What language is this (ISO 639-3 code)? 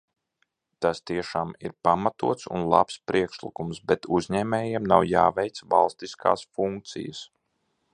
lav